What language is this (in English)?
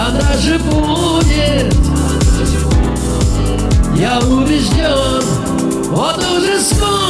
Russian